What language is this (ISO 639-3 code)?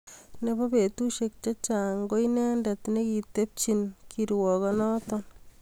kln